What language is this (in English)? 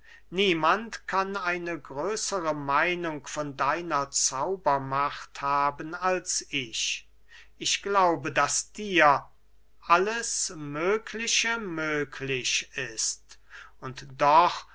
German